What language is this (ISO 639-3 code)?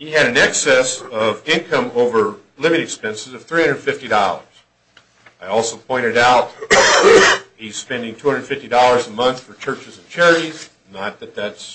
eng